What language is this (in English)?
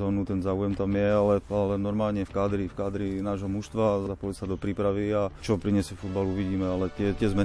Slovak